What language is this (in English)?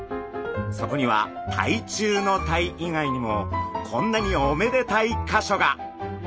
Japanese